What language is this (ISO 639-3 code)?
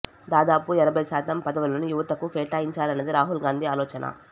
tel